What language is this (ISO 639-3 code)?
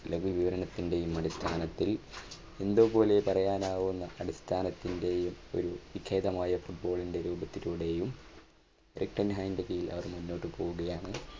mal